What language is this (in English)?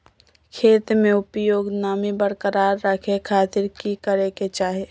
Magahi